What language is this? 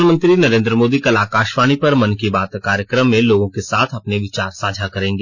Hindi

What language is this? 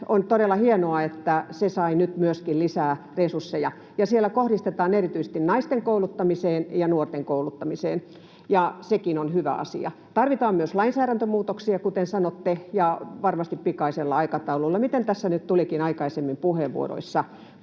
Finnish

